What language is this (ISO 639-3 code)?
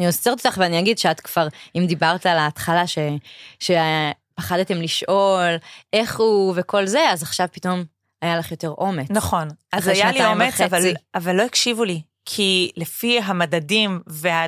heb